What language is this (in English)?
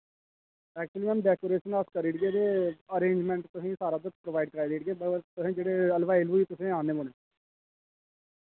Dogri